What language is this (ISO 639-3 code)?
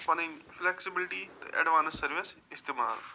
kas